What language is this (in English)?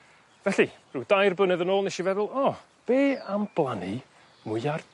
Welsh